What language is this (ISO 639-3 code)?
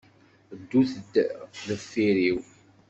kab